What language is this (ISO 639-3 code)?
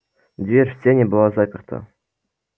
rus